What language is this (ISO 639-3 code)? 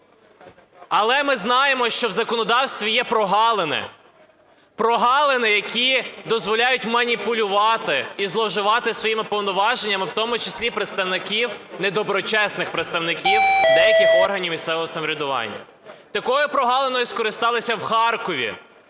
ukr